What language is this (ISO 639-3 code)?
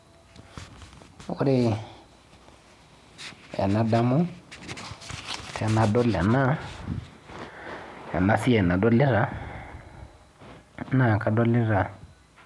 mas